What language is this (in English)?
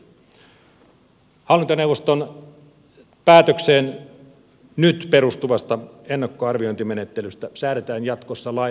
Finnish